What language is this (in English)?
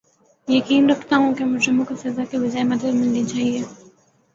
Urdu